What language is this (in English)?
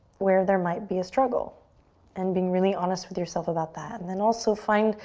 English